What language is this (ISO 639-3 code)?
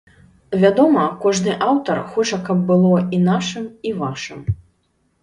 bel